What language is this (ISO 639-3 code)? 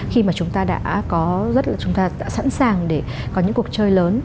vie